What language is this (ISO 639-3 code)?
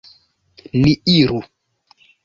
epo